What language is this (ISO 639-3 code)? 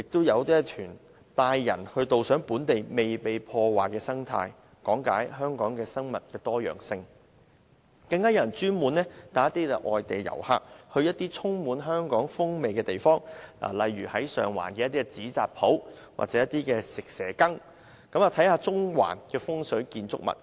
yue